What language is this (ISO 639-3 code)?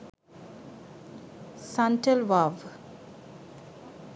sin